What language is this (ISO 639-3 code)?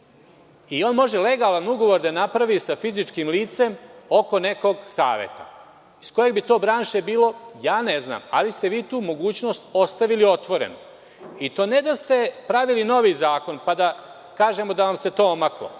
srp